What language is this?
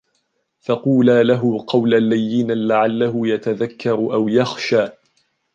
Arabic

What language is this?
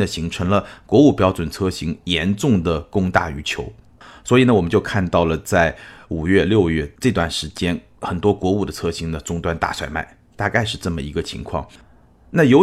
Chinese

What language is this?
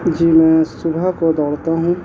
Urdu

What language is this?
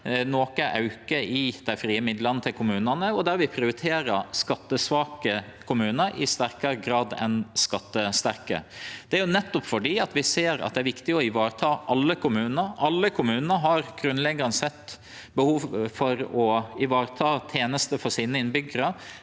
Norwegian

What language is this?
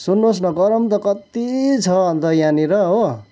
Nepali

